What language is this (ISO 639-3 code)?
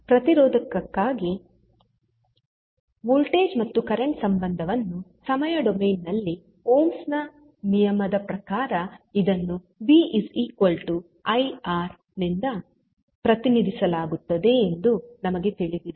kan